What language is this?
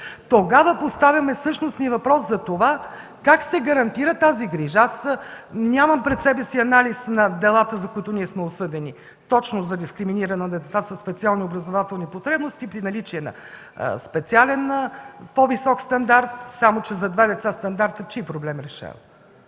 Bulgarian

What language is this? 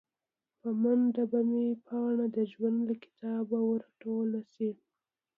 Pashto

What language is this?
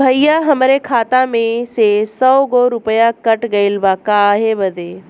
Bhojpuri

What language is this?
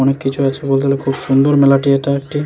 Bangla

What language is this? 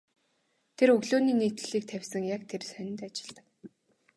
Mongolian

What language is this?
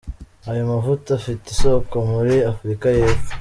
Kinyarwanda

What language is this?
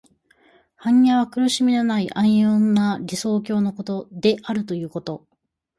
Japanese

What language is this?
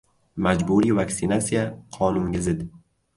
Uzbek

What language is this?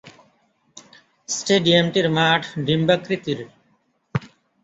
Bangla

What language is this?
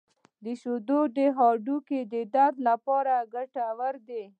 Pashto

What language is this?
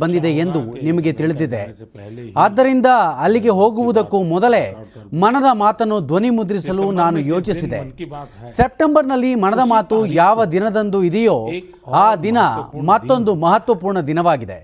Kannada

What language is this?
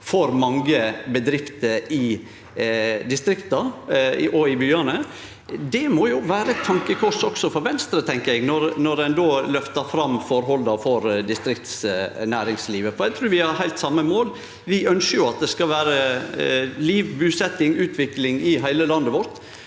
Norwegian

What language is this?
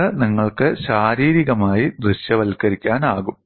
Malayalam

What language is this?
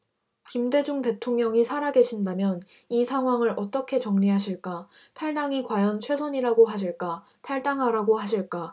Korean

